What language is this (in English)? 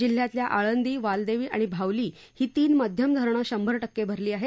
Marathi